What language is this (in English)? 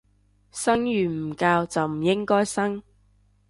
Cantonese